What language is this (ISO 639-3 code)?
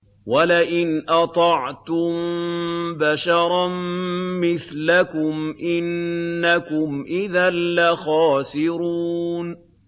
ara